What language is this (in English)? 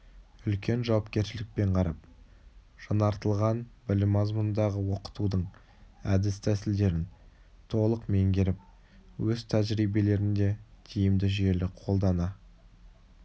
Kazakh